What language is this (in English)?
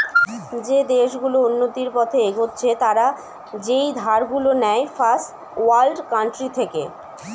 Bangla